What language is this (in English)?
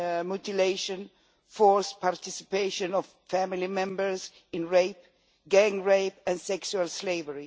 English